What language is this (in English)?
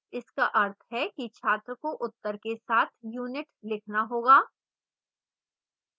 Hindi